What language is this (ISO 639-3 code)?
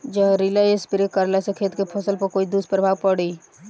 bho